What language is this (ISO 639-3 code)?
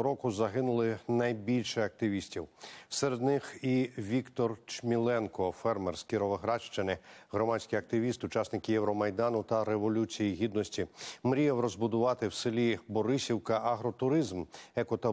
ukr